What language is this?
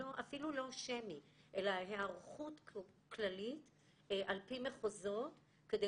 Hebrew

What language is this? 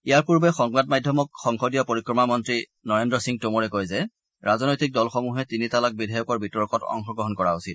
Assamese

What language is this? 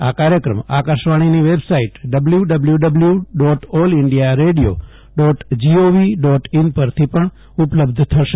Gujarati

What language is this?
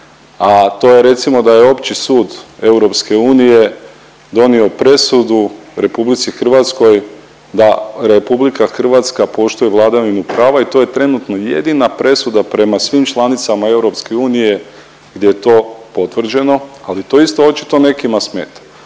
Croatian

